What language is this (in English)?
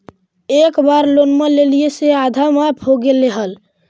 Magahi